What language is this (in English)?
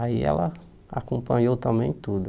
Portuguese